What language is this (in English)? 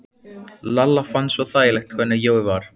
Icelandic